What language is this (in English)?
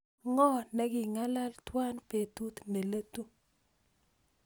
Kalenjin